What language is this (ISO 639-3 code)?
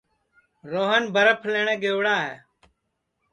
ssi